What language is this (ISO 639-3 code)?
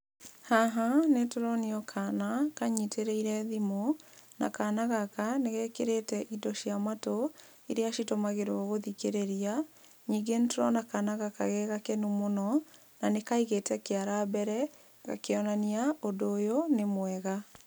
kik